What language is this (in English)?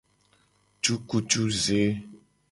Gen